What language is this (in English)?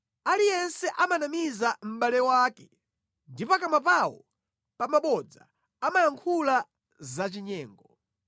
Nyanja